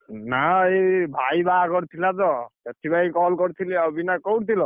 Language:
Odia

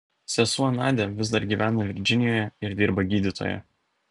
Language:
Lithuanian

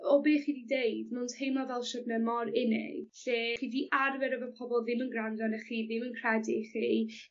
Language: Welsh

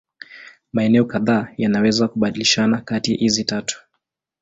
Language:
Swahili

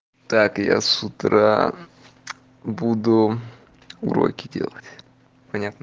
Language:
Russian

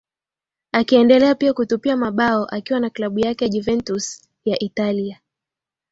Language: Swahili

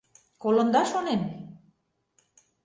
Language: Mari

